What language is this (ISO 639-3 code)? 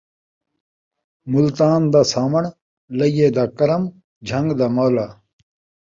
skr